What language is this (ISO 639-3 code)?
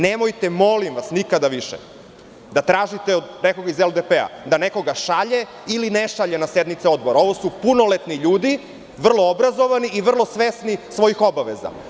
srp